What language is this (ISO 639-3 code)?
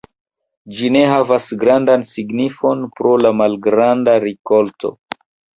epo